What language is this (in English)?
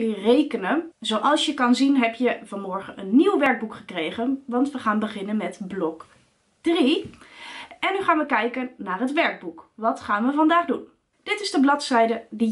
Dutch